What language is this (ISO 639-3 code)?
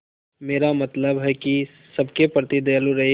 hin